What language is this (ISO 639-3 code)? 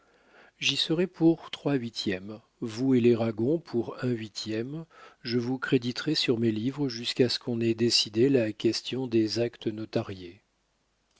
fra